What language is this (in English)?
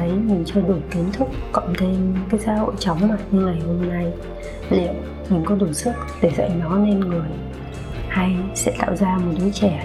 Vietnamese